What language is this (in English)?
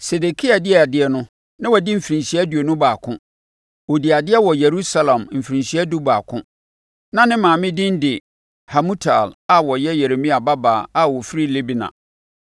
Akan